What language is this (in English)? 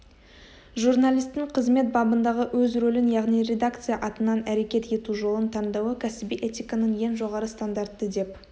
Kazakh